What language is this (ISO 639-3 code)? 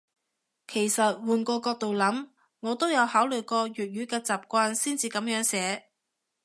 yue